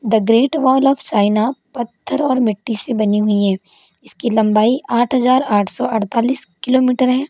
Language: Hindi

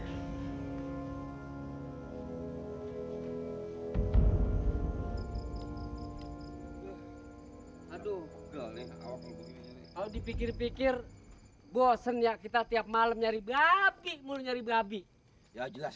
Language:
Indonesian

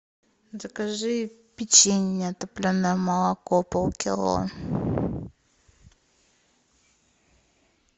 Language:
Russian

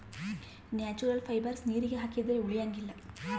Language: Kannada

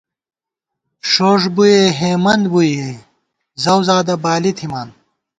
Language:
Gawar-Bati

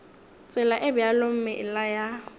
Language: Northern Sotho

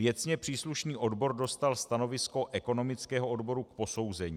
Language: Czech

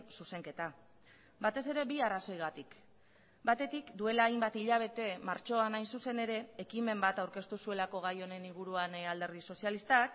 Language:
Basque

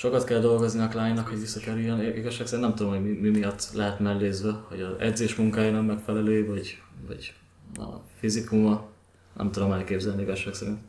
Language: Hungarian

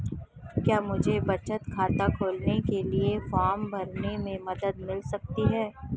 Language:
Hindi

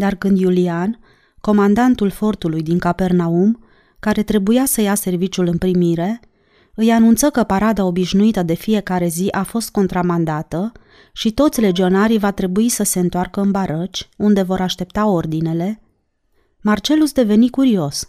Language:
Romanian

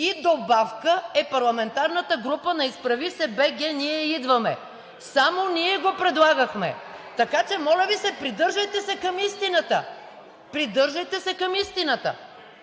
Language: Bulgarian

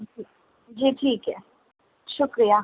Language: Urdu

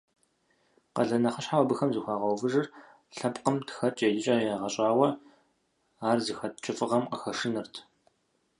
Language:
Kabardian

